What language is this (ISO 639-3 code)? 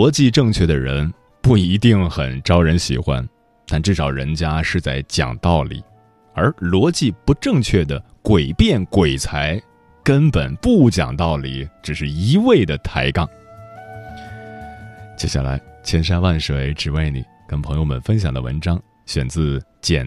zho